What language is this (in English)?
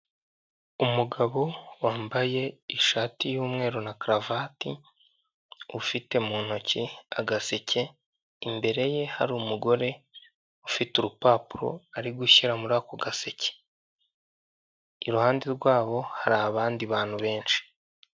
Kinyarwanda